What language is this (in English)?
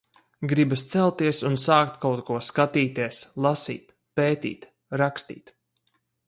Latvian